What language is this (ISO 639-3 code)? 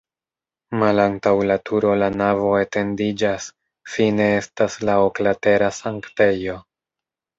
epo